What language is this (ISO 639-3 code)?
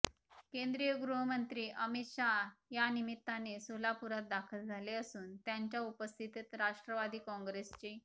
mar